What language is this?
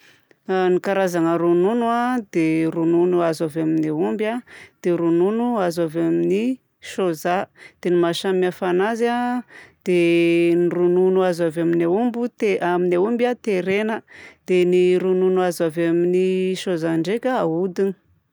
Southern Betsimisaraka Malagasy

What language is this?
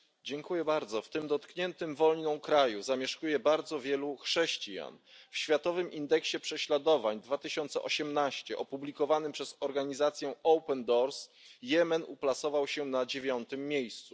Polish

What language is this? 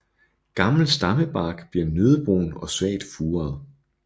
Danish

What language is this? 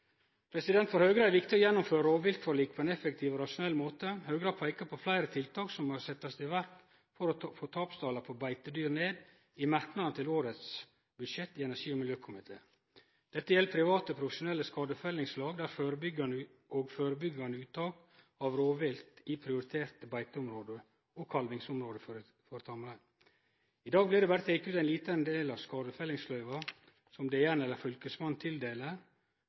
Norwegian Nynorsk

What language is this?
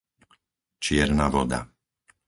Slovak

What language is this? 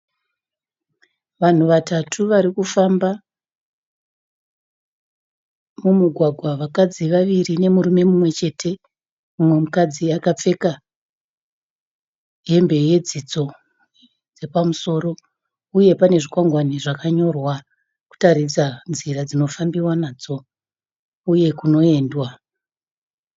Shona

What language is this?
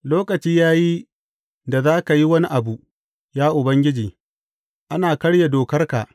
Hausa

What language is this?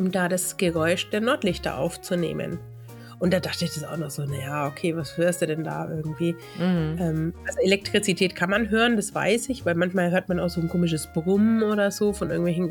German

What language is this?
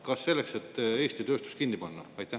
Estonian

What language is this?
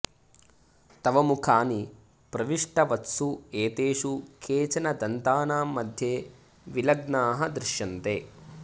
Sanskrit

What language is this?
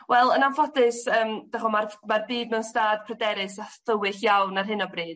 Welsh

